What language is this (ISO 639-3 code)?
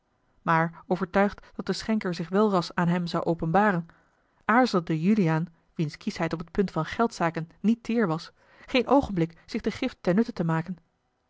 nld